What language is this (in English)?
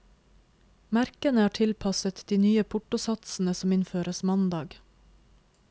Norwegian